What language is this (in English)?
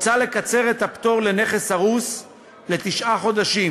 Hebrew